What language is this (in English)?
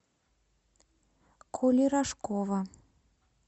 Russian